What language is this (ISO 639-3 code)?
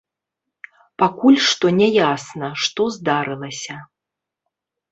bel